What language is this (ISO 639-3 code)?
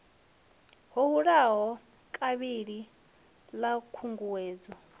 ven